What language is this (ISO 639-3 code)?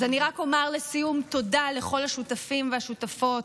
heb